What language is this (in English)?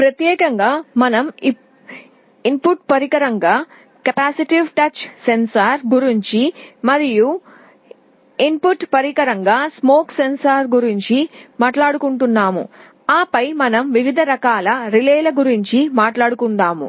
Telugu